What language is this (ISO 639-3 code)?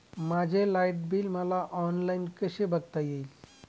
mar